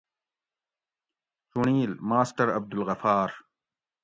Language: Gawri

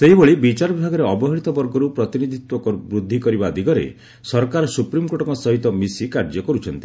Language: Odia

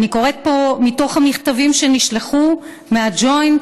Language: Hebrew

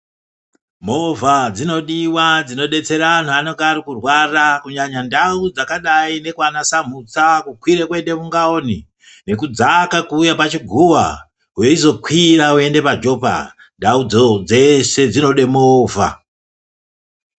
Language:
Ndau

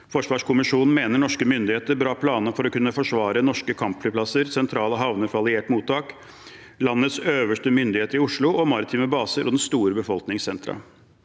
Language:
Norwegian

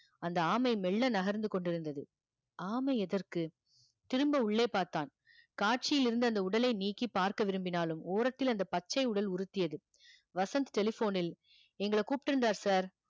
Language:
Tamil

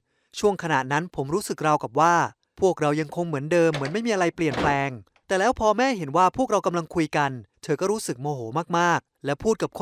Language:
Thai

